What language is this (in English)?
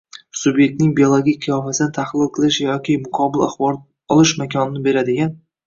Uzbek